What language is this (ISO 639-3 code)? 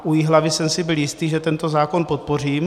ces